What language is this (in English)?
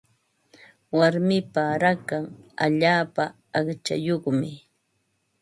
Ambo-Pasco Quechua